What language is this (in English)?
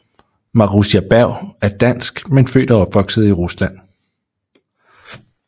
Danish